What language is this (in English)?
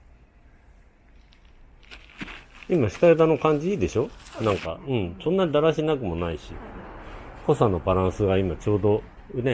Japanese